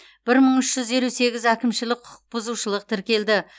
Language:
Kazakh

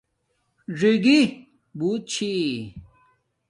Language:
Domaaki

